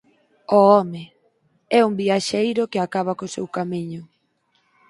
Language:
Galician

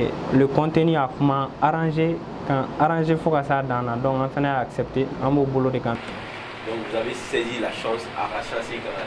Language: French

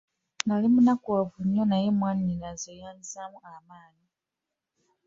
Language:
Ganda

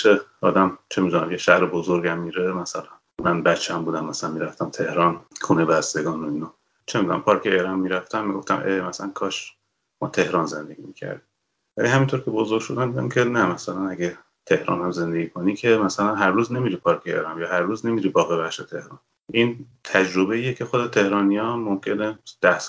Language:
Persian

